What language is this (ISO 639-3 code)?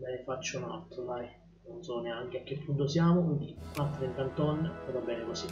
ita